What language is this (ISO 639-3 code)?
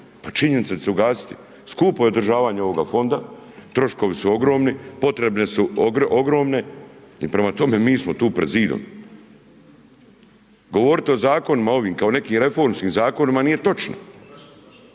hrv